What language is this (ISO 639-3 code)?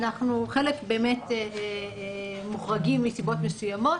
heb